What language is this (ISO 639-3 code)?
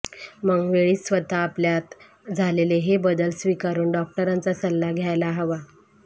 mar